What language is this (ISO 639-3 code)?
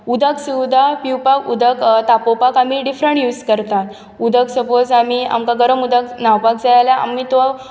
kok